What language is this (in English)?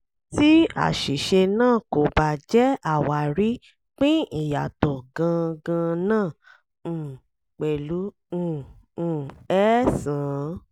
Yoruba